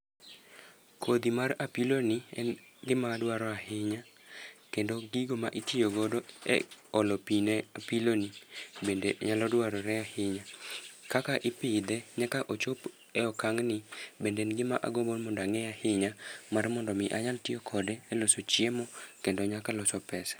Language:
Luo (Kenya and Tanzania)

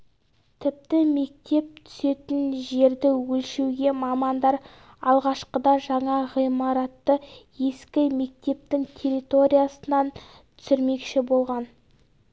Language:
Kazakh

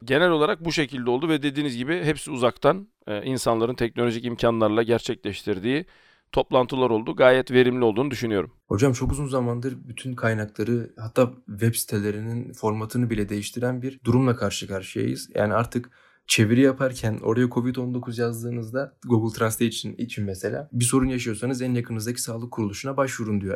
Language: Turkish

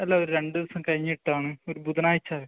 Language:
Malayalam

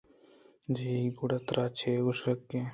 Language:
Eastern Balochi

